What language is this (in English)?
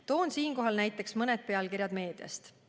Estonian